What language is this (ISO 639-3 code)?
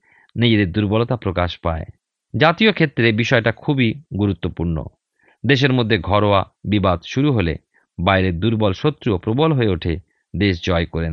ben